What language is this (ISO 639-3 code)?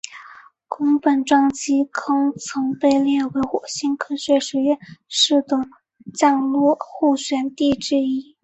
zho